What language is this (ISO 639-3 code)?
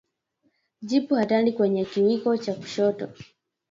swa